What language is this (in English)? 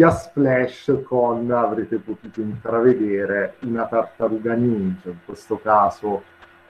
Italian